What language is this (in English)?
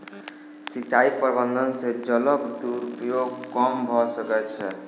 Maithili